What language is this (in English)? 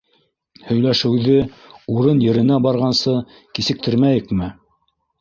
Bashkir